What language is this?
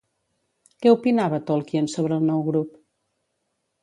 Catalan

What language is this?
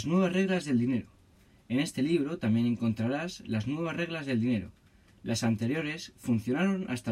Spanish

